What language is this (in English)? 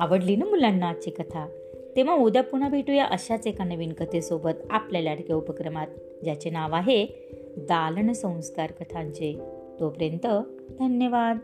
Marathi